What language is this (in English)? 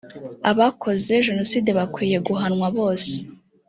Kinyarwanda